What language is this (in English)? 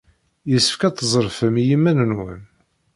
Kabyle